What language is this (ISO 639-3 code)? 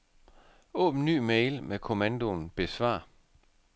dan